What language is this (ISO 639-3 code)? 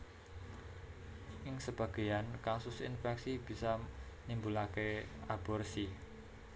jav